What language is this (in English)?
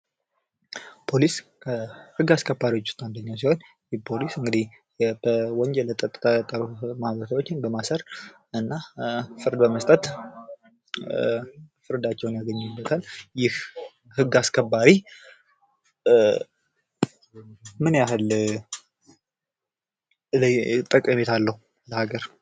Amharic